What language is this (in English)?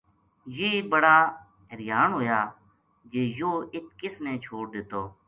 Gujari